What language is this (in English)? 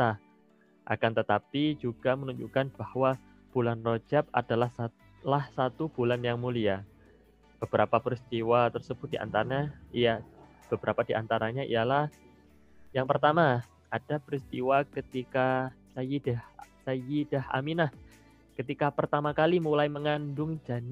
Indonesian